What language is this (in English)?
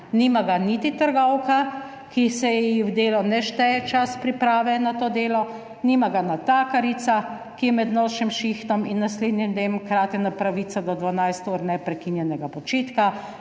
Slovenian